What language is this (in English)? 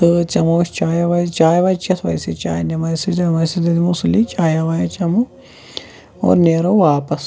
Kashmiri